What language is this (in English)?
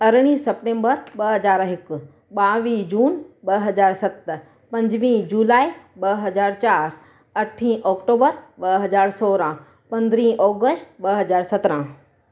Sindhi